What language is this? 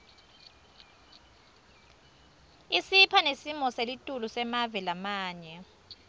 Swati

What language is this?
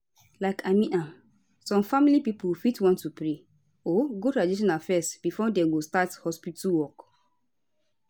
Nigerian Pidgin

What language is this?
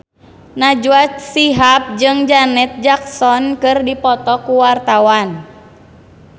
Sundanese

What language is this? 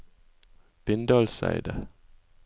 Norwegian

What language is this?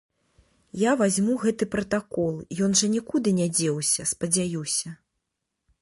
Belarusian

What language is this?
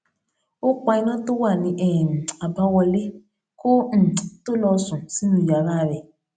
Yoruba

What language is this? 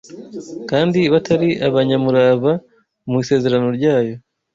Kinyarwanda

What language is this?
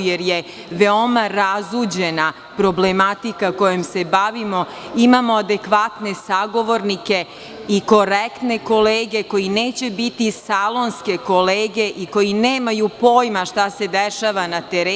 Serbian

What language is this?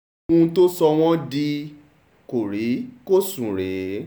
Yoruba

